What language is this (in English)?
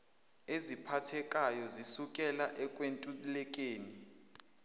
Zulu